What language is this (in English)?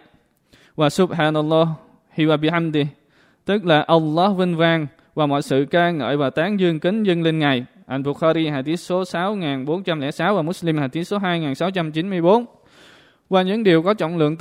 Vietnamese